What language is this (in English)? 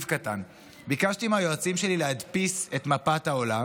Hebrew